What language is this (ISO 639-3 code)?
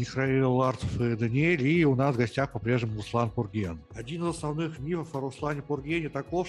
rus